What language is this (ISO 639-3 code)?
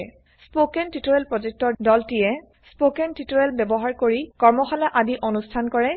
asm